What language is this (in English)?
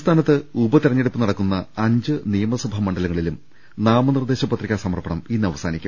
Malayalam